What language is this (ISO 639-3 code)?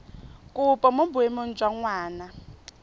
tsn